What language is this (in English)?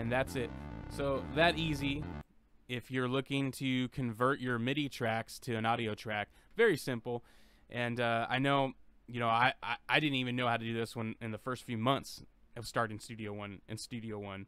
English